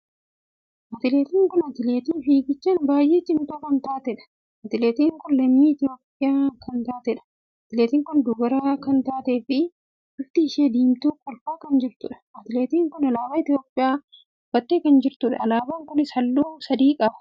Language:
Oromo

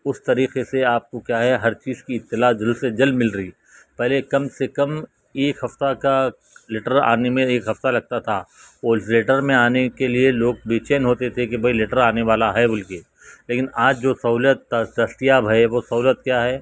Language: Urdu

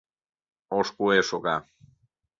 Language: Mari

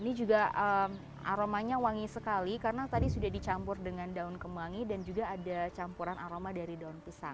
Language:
Indonesian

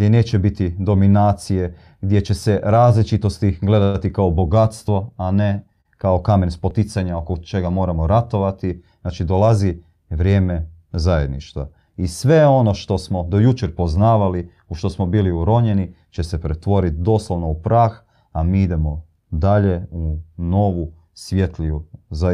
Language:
Croatian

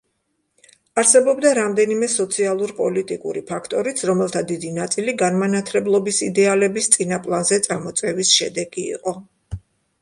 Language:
Georgian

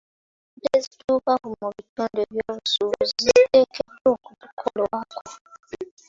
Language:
Ganda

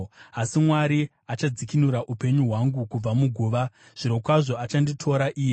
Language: Shona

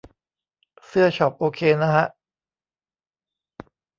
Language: Thai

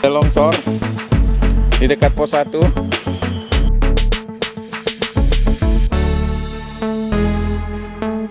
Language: Indonesian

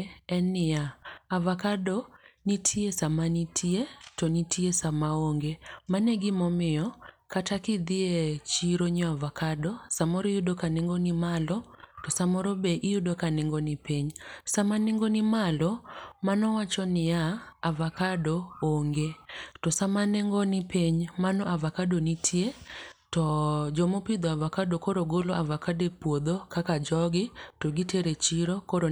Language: Luo (Kenya and Tanzania)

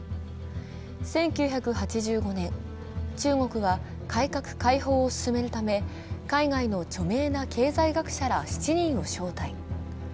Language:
Japanese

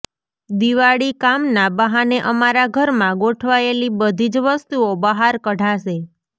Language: Gujarati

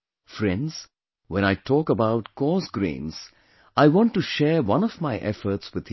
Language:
English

